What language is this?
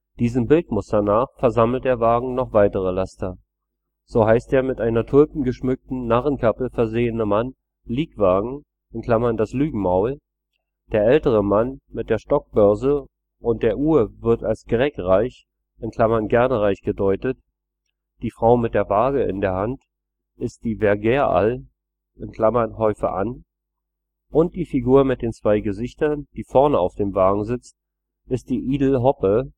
German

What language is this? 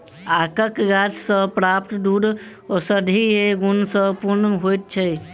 Maithili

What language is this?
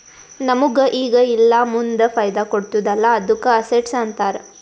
Kannada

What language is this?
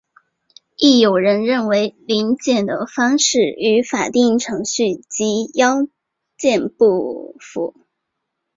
Chinese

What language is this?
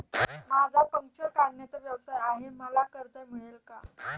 Marathi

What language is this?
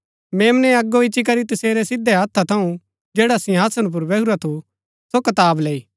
Gaddi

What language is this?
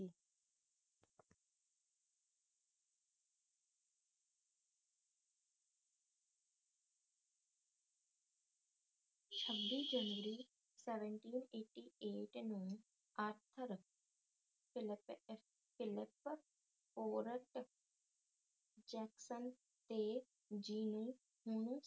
Punjabi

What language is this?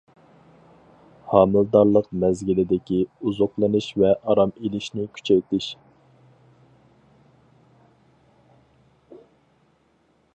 Uyghur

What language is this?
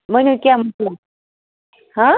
Kashmiri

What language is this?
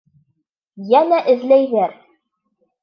Bashkir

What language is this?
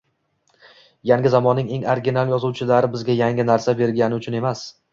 Uzbek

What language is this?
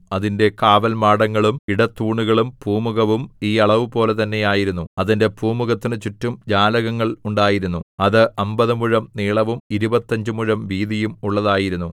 Malayalam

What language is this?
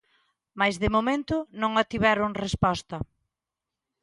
Galician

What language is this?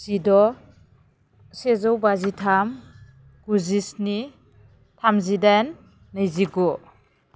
Bodo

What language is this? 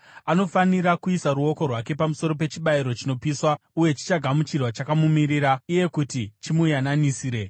Shona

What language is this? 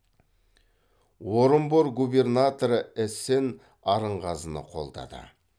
Kazakh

